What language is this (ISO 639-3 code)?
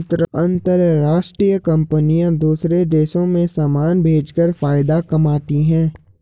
hin